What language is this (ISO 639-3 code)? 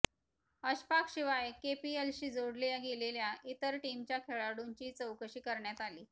mar